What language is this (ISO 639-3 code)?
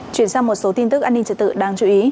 vie